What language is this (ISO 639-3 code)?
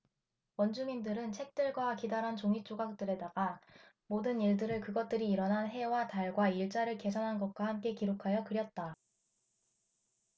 kor